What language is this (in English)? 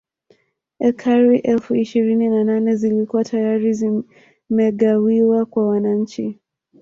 Swahili